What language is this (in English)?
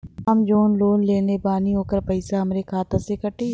Bhojpuri